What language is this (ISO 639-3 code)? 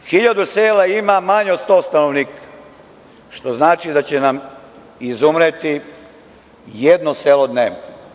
srp